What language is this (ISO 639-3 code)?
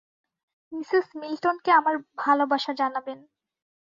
ben